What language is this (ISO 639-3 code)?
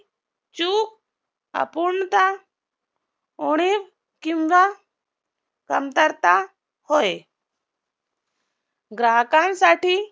mar